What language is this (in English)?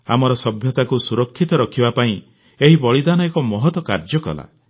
Odia